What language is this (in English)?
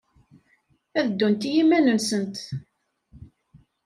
Kabyle